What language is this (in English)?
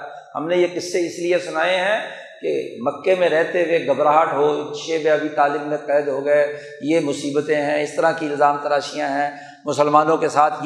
Urdu